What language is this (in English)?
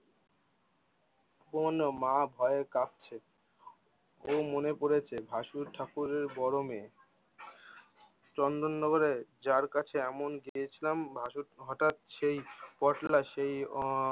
Bangla